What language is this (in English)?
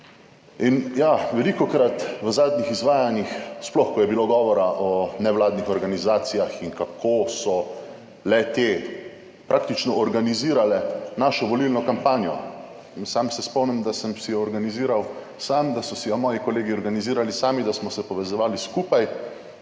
Slovenian